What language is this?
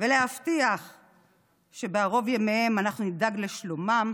Hebrew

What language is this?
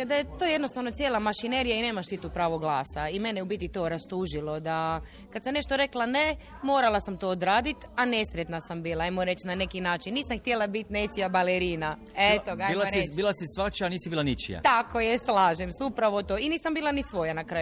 Croatian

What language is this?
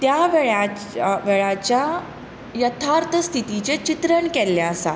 Konkani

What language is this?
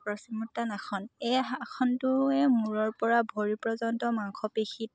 Assamese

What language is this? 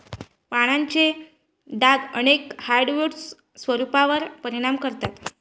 Marathi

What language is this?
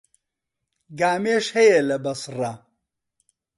Central Kurdish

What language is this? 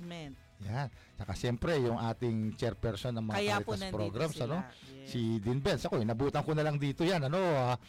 Filipino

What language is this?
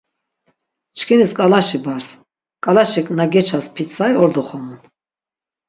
Laz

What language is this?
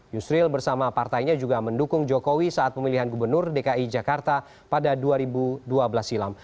Indonesian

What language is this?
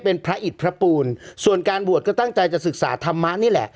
Thai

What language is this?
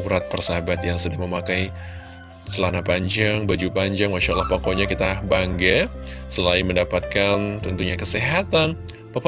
Indonesian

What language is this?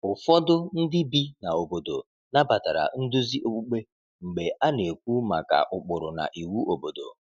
Igbo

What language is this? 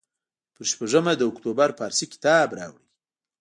Pashto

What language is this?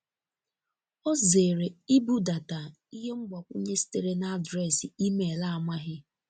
Igbo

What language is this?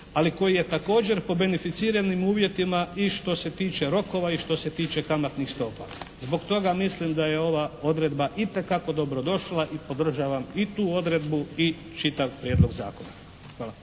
Croatian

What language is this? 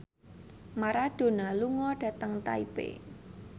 Javanese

